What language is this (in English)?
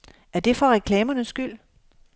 Danish